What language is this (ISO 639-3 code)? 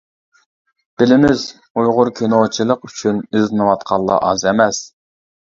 uig